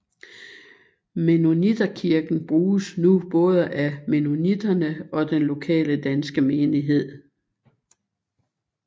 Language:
Danish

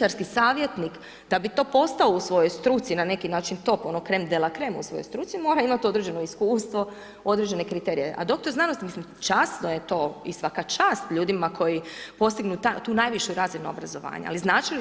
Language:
Croatian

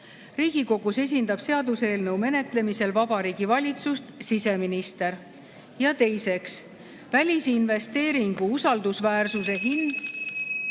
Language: Estonian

